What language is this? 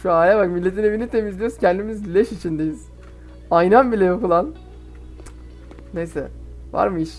Turkish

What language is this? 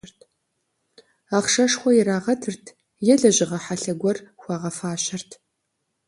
Kabardian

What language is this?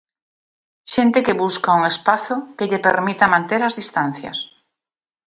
Galician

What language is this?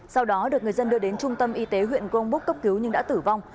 Vietnamese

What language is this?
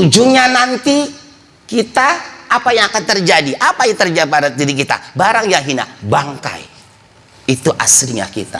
Indonesian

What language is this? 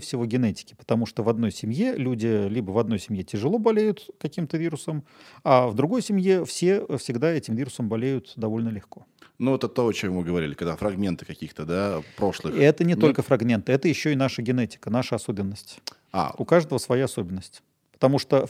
Russian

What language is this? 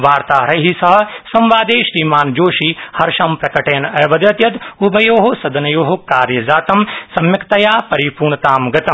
Sanskrit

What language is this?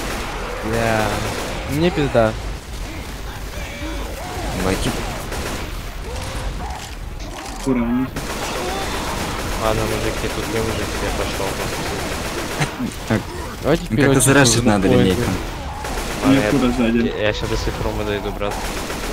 Russian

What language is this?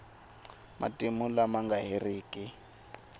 Tsonga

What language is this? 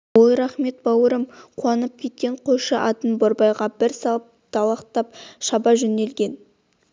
Kazakh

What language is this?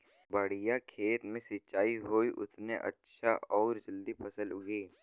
Bhojpuri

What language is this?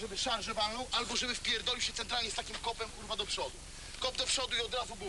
Polish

